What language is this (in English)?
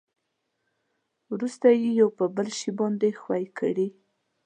Pashto